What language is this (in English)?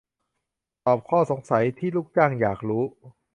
Thai